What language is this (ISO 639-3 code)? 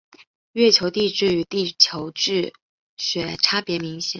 zho